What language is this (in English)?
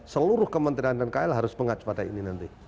Indonesian